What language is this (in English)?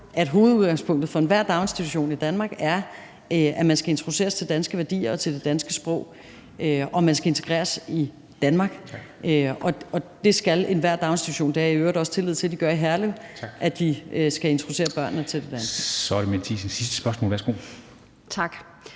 Danish